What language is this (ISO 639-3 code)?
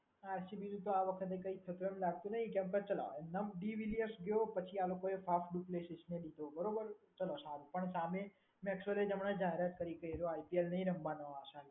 guj